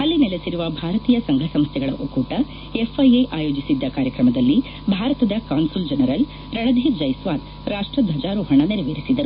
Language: Kannada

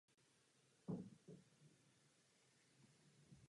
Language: Czech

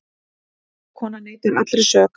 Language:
Icelandic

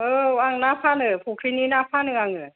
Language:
Bodo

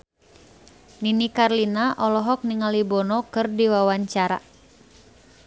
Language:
Sundanese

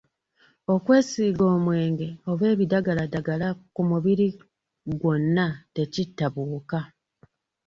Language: Ganda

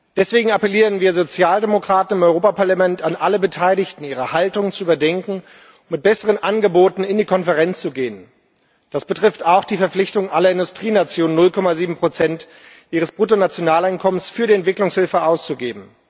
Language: German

